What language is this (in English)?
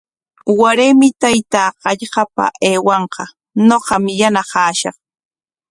Corongo Ancash Quechua